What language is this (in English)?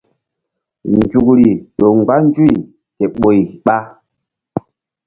Mbum